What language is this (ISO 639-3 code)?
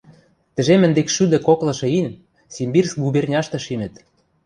mrj